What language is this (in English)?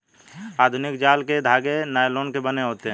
Hindi